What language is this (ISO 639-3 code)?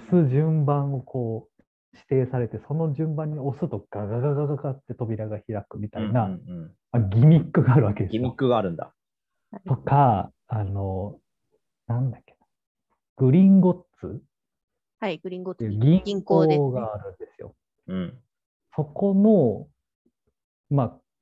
jpn